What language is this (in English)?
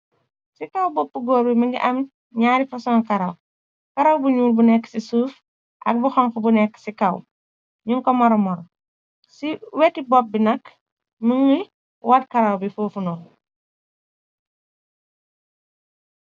Wolof